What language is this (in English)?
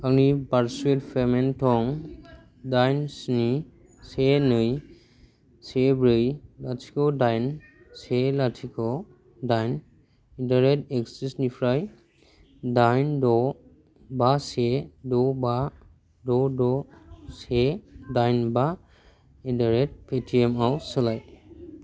Bodo